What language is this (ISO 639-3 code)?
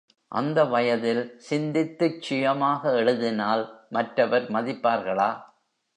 tam